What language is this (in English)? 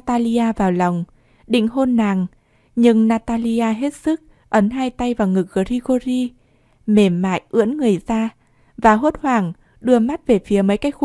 Vietnamese